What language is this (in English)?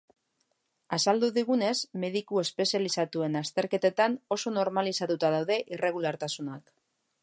Basque